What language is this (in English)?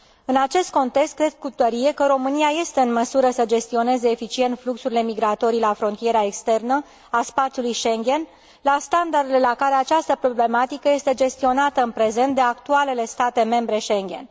Romanian